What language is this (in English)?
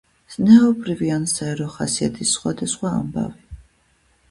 Georgian